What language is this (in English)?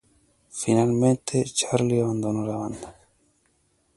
Spanish